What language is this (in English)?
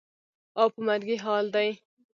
Pashto